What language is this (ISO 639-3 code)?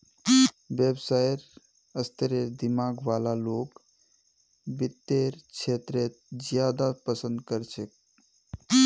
mag